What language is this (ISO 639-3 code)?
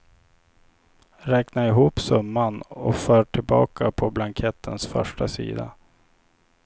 swe